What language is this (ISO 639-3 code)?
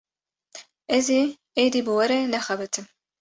kur